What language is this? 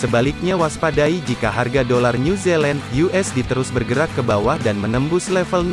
Indonesian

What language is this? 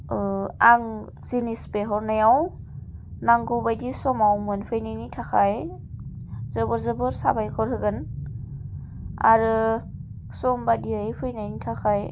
Bodo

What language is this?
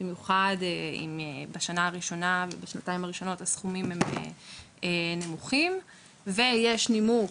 Hebrew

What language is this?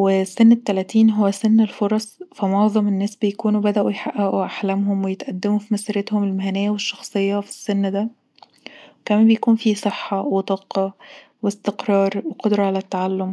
Egyptian Arabic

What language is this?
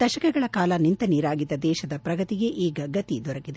Kannada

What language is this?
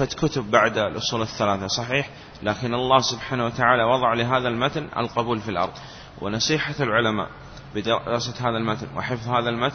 Arabic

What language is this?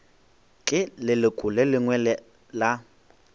Northern Sotho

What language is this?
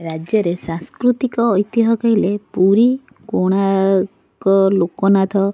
Odia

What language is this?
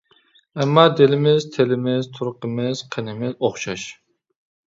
Uyghur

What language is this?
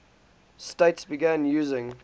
English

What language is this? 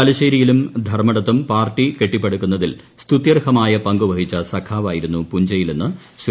Malayalam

